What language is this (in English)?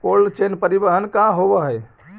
Magahi